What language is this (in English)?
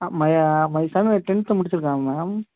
Tamil